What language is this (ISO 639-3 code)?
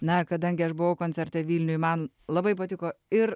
lit